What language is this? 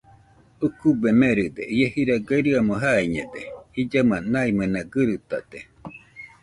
Nüpode Huitoto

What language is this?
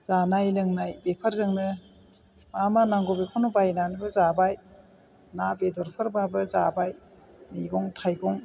Bodo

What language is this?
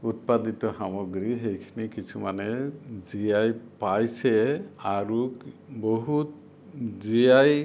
Assamese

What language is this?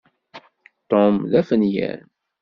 Kabyle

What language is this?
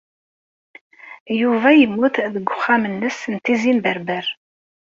Kabyle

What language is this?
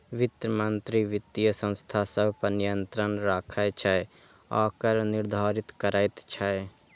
Maithili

